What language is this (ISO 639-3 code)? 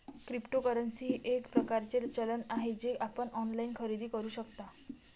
mar